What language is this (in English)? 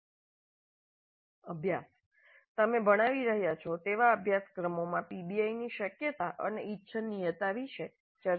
Gujarati